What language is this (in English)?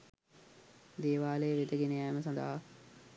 Sinhala